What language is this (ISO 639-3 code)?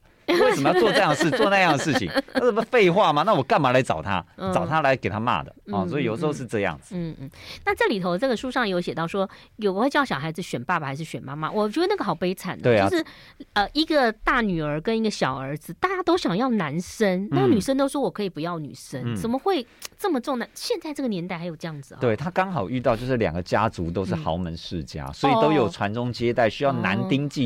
zho